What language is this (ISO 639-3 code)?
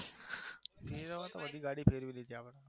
guj